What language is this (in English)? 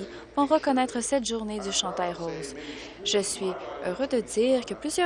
French